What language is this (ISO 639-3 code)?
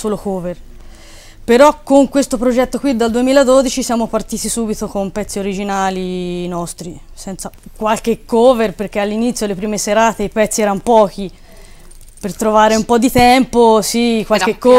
ita